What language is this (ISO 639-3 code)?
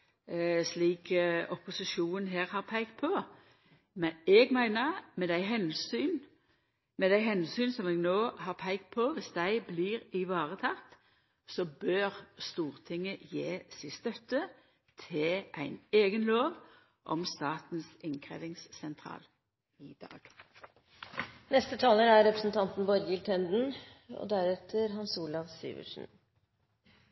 nno